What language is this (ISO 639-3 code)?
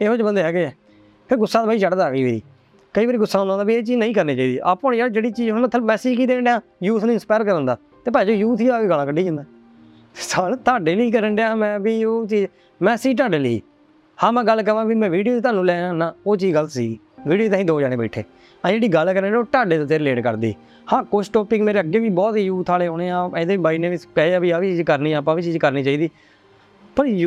pan